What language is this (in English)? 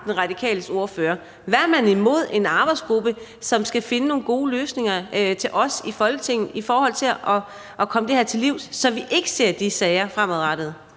Danish